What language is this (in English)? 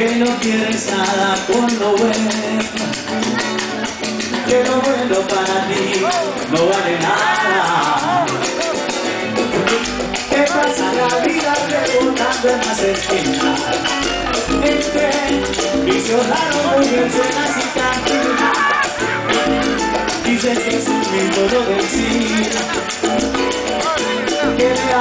Romanian